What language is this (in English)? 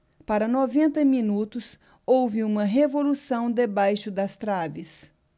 Portuguese